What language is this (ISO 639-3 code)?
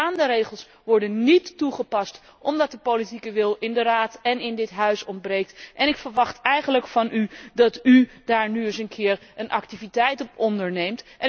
nld